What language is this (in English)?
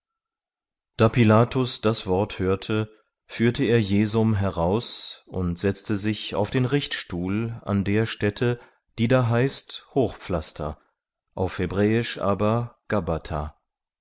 German